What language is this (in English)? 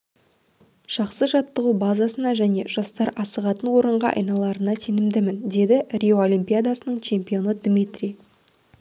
Kazakh